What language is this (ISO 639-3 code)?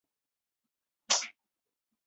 zho